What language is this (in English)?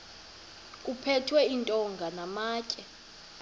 Xhosa